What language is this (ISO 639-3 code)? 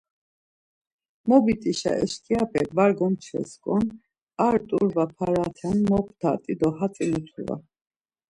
lzz